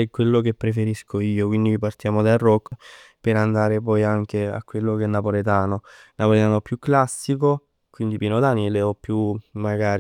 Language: Neapolitan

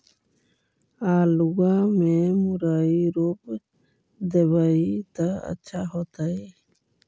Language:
Magahi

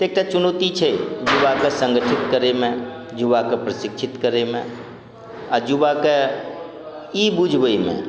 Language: Maithili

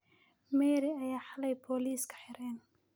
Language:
Somali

